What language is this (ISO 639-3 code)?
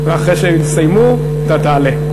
heb